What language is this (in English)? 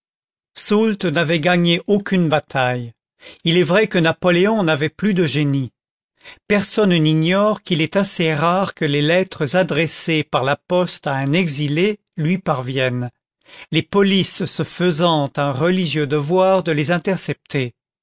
French